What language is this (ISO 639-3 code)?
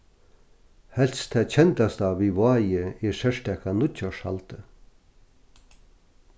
fao